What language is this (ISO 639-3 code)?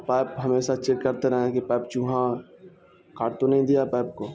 urd